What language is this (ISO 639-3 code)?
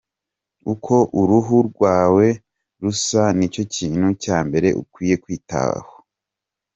kin